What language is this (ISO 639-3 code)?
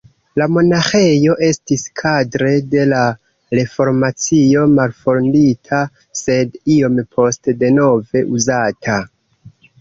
epo